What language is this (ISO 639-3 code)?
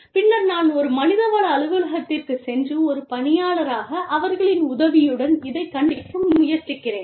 tam